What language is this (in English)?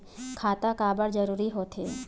Chhattisgarhi